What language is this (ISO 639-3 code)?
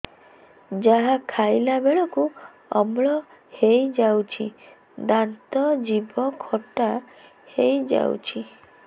ori